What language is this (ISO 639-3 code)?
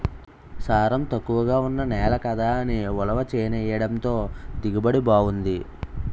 tel